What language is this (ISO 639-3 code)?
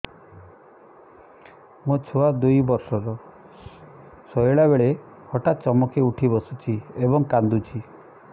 ori